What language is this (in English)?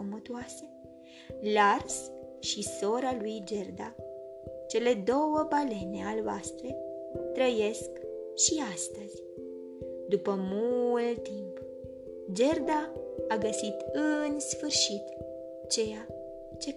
Romanian